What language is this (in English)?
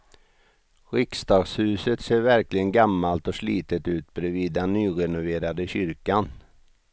Swedish